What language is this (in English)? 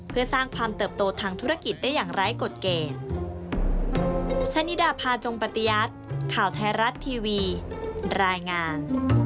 Thai